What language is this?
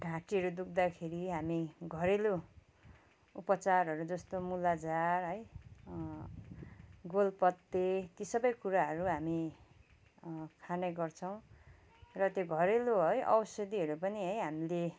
Nepali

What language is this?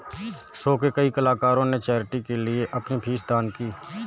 Hindi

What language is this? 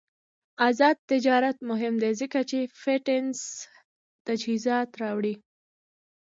Pashto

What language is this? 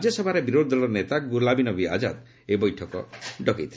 Odia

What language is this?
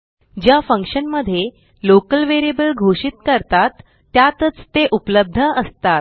Marathi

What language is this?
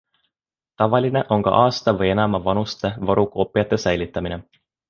Estonian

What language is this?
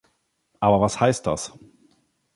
German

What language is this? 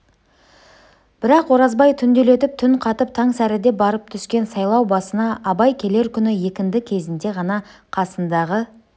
Kazakh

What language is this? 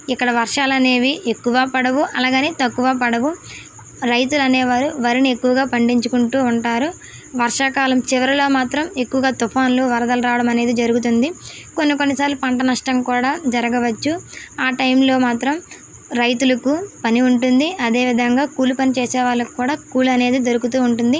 Telugu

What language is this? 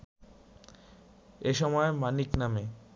Bangla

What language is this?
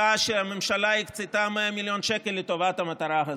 Hebrew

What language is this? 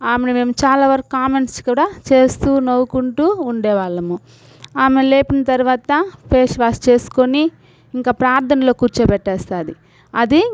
Telugu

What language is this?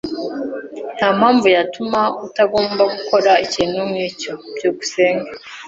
Kinyarwanda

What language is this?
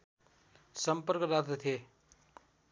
Nepali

